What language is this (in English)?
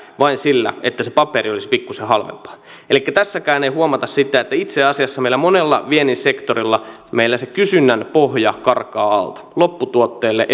Finnish